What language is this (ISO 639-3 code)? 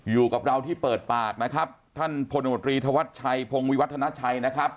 tha